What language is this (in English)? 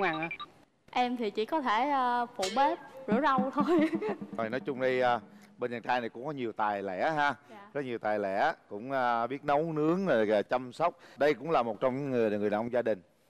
Vietnamese